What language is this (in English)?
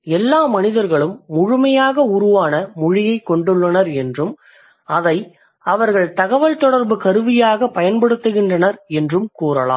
Tamil